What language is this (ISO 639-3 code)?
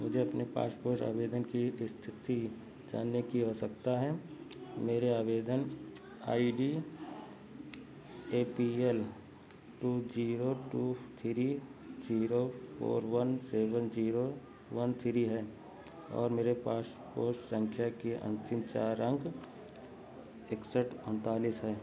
hin